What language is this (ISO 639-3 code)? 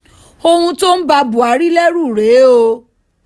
yor